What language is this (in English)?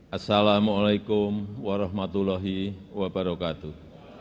Indonesian